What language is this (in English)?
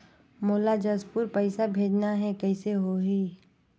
Chhattisgarhi